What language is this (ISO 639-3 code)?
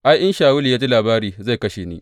hau